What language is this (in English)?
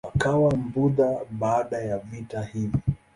Swahili